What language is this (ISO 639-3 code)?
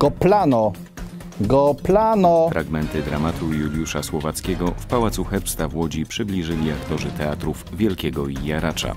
pol